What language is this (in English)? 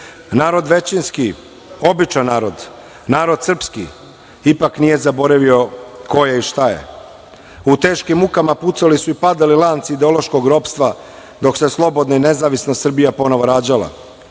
Serbian